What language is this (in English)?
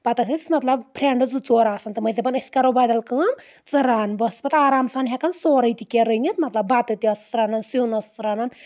Kashmiri